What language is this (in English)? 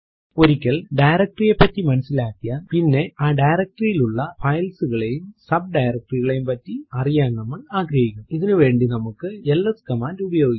Malayalam